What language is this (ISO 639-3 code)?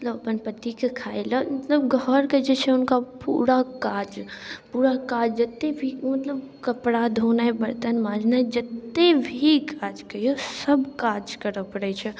mai